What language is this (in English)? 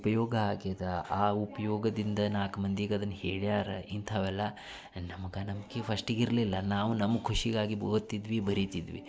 Kannada